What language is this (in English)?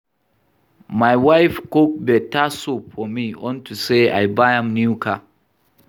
Nigerian Pidgin